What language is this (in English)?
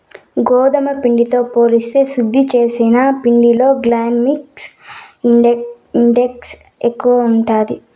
Telugu